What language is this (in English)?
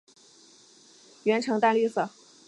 Chinese